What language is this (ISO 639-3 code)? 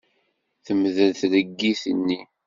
kab